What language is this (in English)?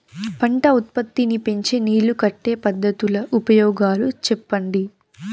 Telugu